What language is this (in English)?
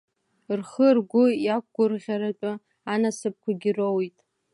Abkhazian